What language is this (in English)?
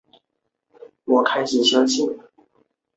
Chinese